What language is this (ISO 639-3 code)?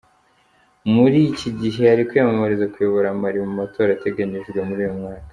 kin